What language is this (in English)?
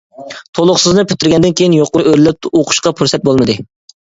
Uyghur